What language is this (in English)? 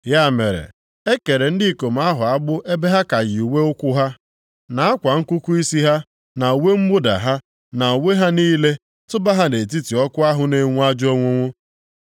Igbo